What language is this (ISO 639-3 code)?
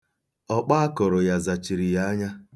ibo